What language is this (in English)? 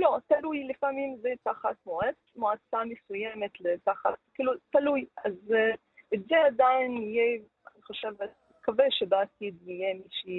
Hebrew